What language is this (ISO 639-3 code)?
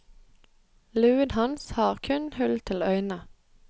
nor